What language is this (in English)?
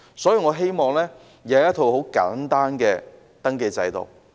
Cantonese